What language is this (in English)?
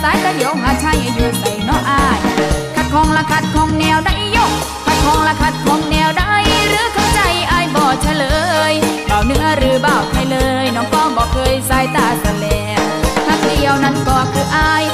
Thai